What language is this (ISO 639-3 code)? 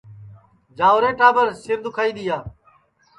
ssi